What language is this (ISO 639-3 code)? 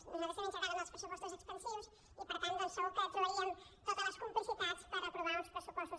cat